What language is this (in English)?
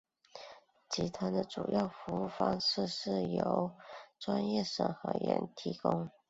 Chinese